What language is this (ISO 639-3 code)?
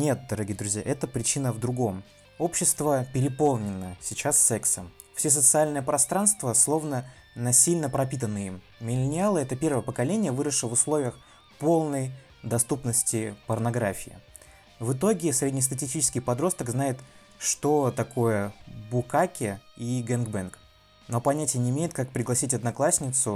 rus